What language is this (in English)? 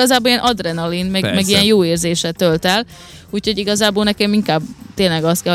Hungarian